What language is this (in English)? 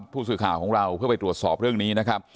Thai